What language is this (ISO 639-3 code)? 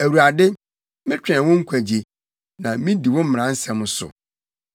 aka